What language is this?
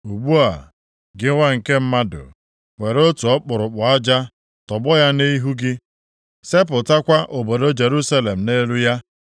Igbo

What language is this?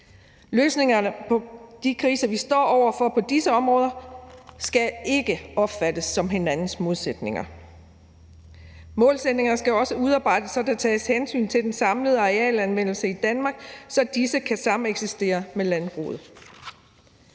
Danish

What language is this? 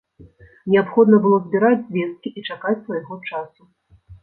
Belarusian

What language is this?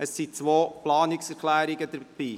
Swiss German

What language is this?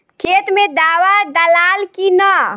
Bhojpuri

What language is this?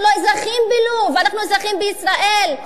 Hebrew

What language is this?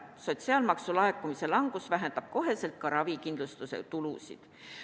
Estonian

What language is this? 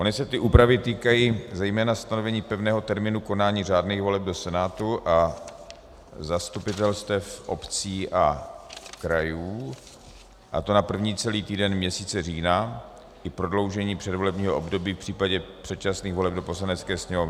Czech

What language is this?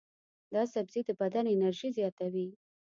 Pashto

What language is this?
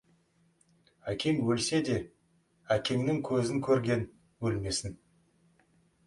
Kazakh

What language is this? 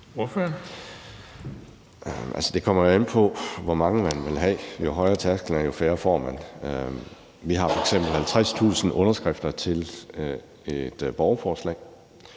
Danish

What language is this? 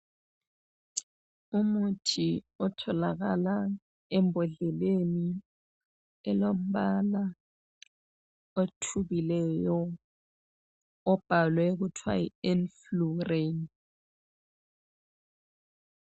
North Ndebele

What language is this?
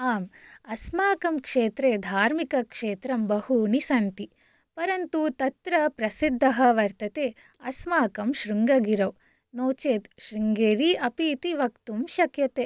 Sanskrit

